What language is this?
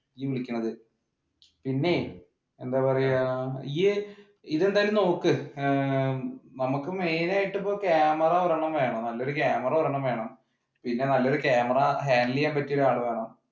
Malayalam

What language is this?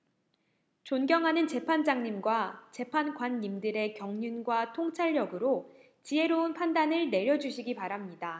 Korean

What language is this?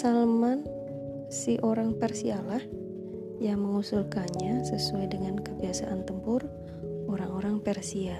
Indonesian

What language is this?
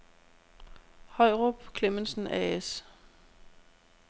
Danish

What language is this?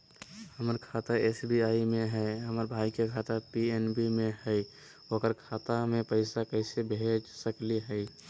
Magahi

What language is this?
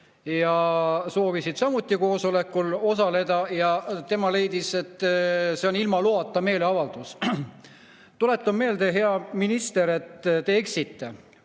Estonian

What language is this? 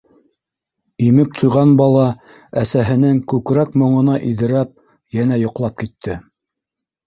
Bashkir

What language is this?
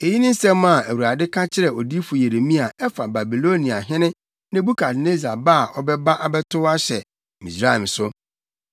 Akan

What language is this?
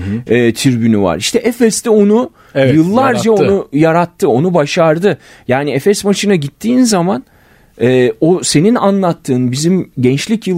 Turkish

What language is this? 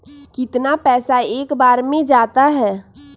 Magahi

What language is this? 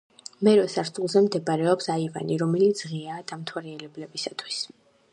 Georgian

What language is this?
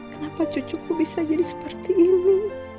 Indonesian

